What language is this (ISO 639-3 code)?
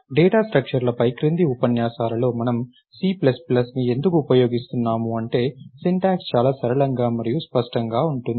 tel